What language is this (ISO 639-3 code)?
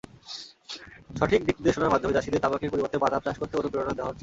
ben